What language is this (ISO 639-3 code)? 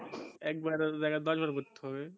ben